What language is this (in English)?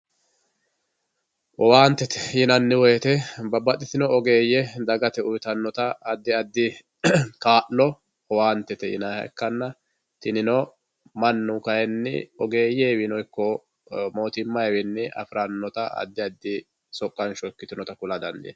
Sidamo